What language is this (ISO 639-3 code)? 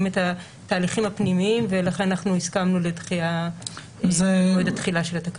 heb